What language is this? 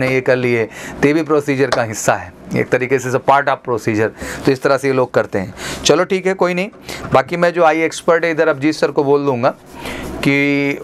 Hindi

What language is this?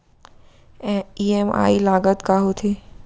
Chhattisgarhi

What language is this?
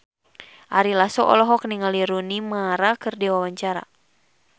Sundanese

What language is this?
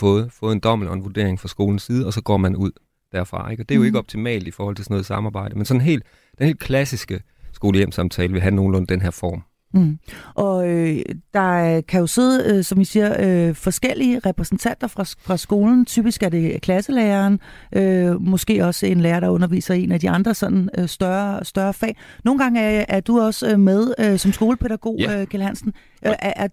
Danish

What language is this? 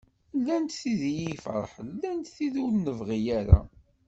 Kabyle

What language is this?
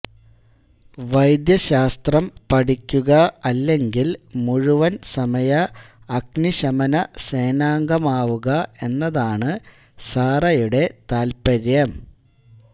Malayalam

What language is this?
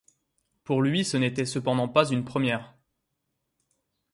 French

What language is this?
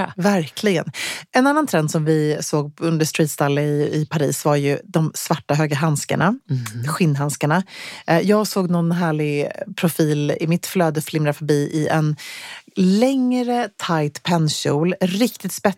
Swedish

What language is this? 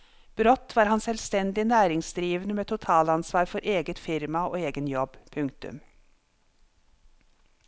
Norwegian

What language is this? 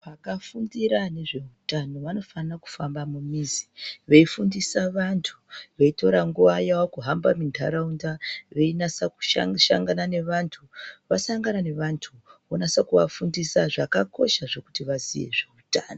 Ndau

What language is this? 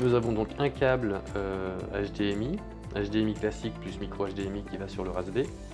French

